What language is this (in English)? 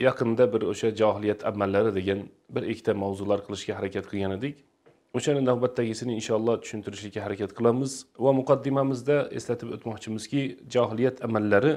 Turkish